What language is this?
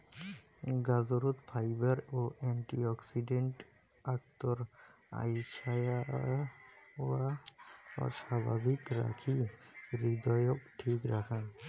Bangla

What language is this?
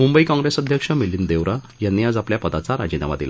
Marathi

